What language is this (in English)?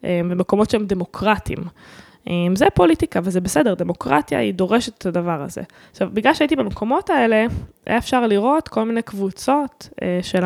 Hebrew